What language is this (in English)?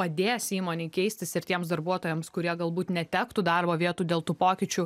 Lithuanian